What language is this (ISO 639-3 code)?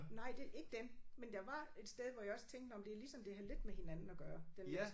dan